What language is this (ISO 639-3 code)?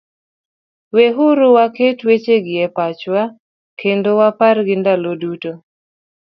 luo